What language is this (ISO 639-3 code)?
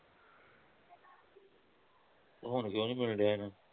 pan